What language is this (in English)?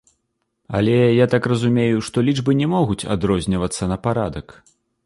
Belarusian